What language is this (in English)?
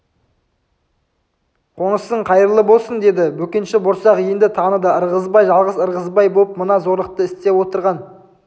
Kazakh